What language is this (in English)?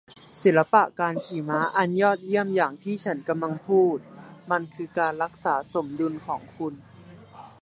Thai